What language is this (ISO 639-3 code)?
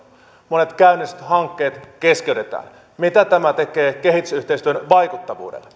fin